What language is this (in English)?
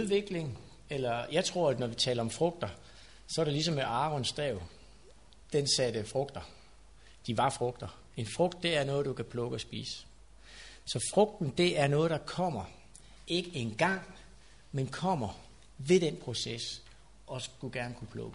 Danish